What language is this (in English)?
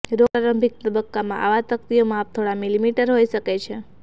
Gujarati